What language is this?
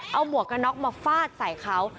Thai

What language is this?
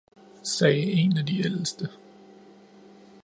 Danish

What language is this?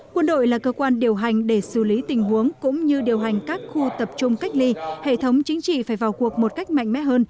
Vietnamese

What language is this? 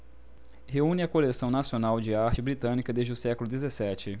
Portuguese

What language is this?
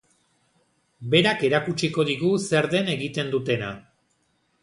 Basque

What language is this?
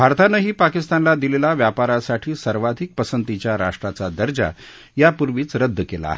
Marathi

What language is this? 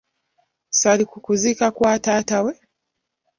Ganda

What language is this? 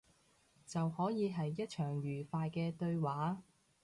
Cantonese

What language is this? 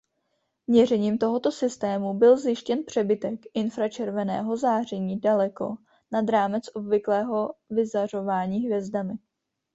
Czech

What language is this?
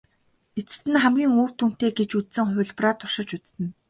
Mongolian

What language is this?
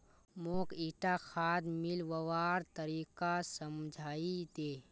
Magahi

